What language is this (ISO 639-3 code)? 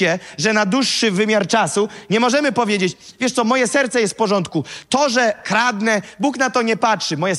pol